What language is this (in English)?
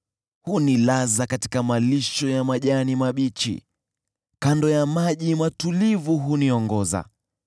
Swahili